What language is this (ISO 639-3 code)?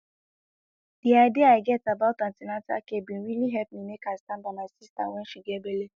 pcm